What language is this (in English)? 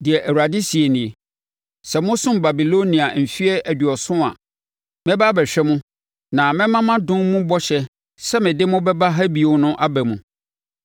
Akan